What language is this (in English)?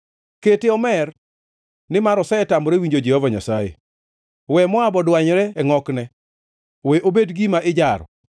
Luo (Kenya and Tanzania)